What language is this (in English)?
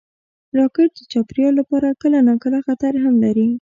Pashto